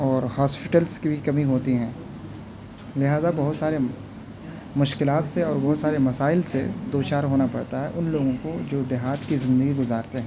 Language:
Urdu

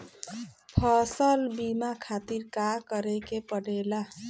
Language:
Bhojpuri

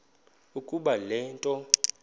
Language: Xhosa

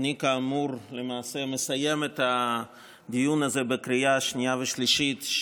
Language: Hebrew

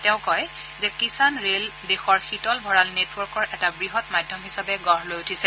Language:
Assamese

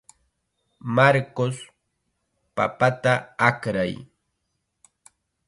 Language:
Chiquián Ancash Quechua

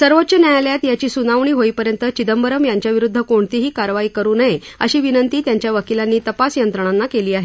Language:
Marathi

